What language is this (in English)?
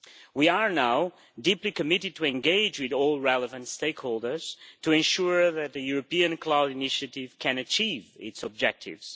English